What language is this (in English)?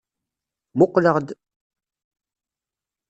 Kabyle